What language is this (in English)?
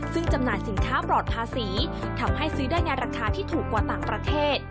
Thai